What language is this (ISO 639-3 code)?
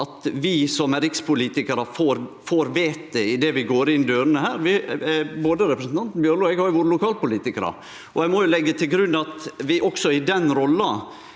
nor